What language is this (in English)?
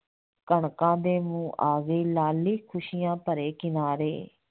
Punjabi